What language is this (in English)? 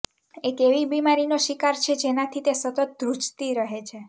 Gujarati